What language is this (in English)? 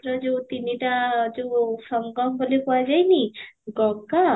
Odia